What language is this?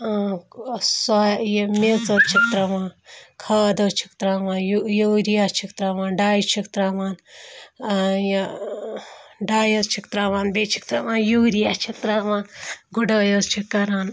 Kashmiri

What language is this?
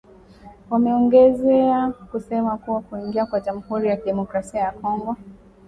Swahili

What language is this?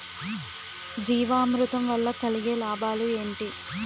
Telugu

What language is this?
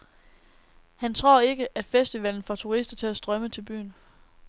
Danish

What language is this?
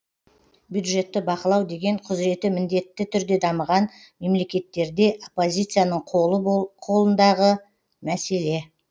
Kazakh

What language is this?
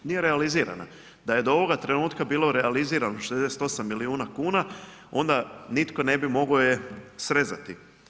Croatian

